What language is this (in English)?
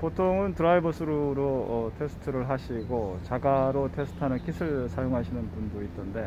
Korean